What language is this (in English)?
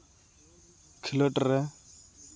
Santali